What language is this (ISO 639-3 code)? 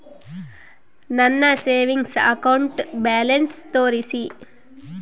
kan